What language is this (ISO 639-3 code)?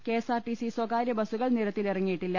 mal